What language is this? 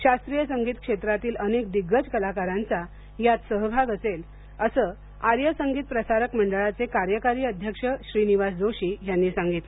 Marathi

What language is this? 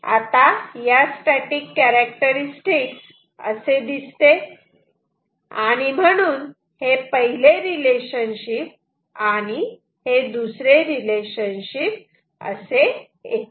Marathi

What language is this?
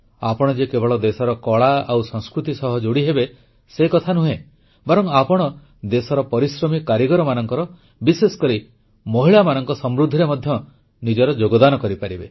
Odia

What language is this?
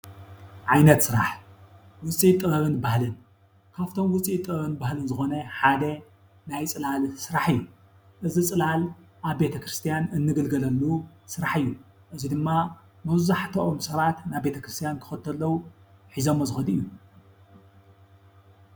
Tigrinya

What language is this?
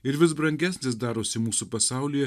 Lithuanian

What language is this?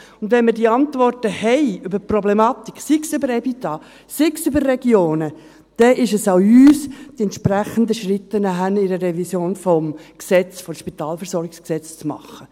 Swiss German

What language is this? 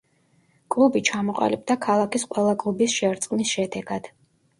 Georgian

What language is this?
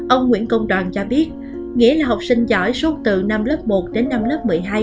Vietnamese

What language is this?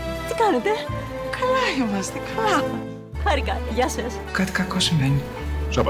Greek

